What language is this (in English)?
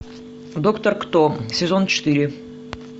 Russian